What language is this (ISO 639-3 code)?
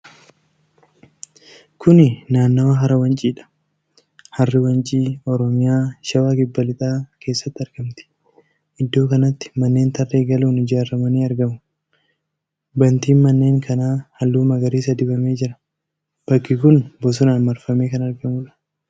orm